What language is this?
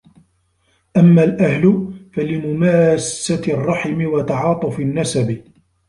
Arabic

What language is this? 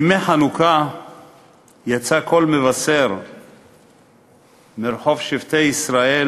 Hebrew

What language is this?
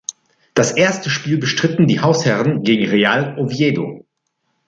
German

